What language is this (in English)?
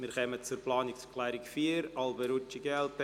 Swiss German